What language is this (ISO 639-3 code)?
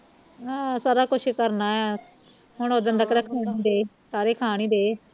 pan